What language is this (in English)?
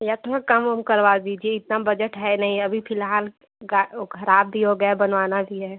Hindi